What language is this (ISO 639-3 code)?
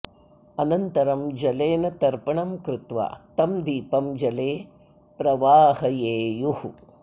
san